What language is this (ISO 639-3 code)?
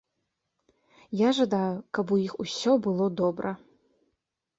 bel